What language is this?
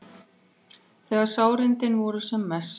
Icelandic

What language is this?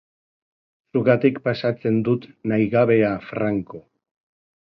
Basque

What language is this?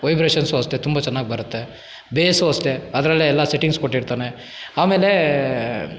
Kannada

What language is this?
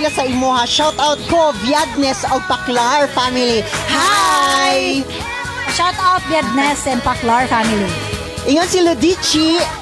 Filipino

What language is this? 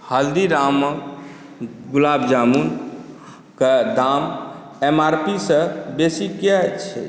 Maithili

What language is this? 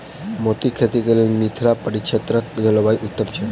Maithili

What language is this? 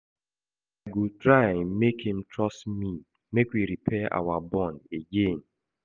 Nigerian Pidgin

